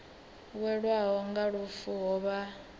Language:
Venda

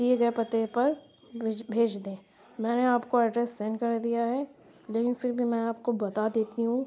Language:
Urdu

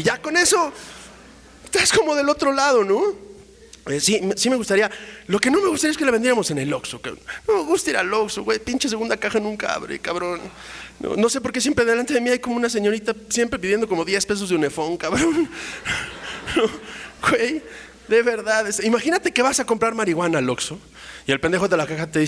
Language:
Spanish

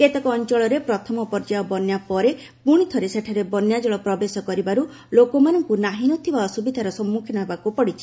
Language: Odia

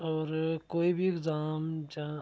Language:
Dogri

